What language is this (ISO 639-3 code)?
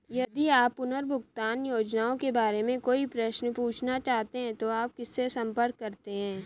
hin